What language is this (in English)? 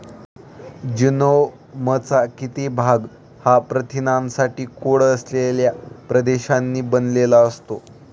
Marathi